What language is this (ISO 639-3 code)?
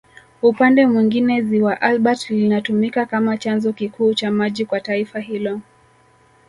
swa